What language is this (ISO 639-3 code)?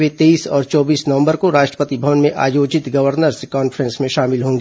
hin